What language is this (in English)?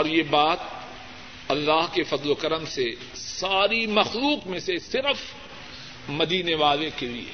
Urdu